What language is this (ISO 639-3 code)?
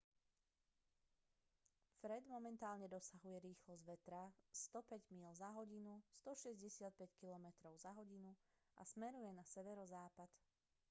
slk